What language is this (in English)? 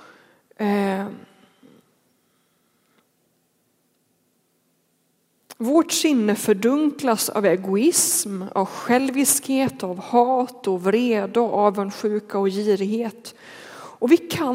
Swedish